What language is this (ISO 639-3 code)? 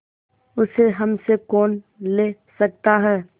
hin